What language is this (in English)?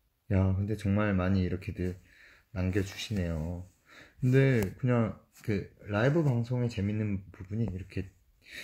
Korean